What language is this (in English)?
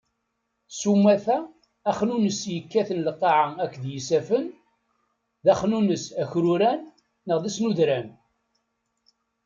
Kabyle